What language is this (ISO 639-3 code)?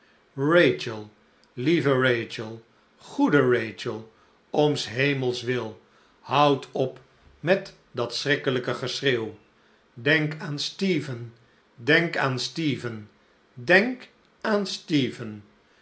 nld